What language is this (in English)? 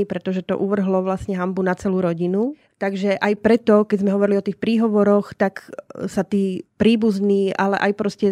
Slovak